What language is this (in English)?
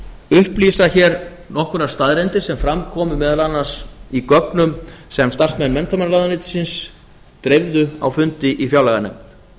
Icelandic